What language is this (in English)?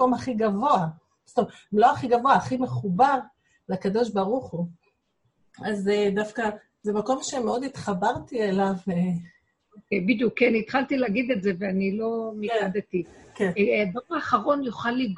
Hebrew